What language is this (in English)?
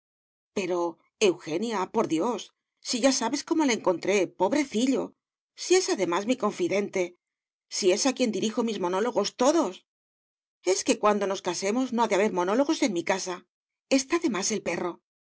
Spanish